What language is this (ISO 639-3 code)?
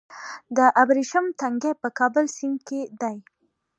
pus